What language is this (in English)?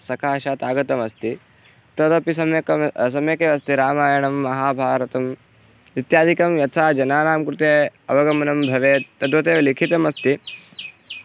Sanskrit